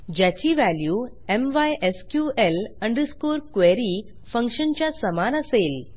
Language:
Marathi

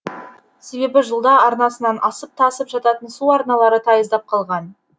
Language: Kazakh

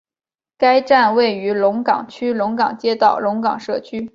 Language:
Chinese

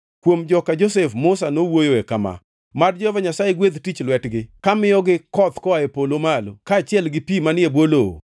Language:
Luo (Kenya and Tanzania)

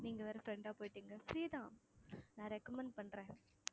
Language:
Tamil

